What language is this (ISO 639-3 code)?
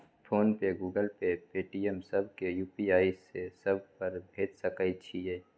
mai